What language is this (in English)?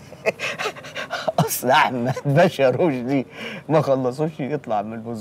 Arabic